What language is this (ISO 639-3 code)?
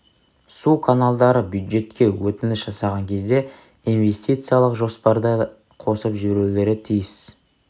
kaz